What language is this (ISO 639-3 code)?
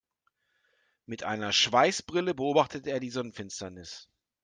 deu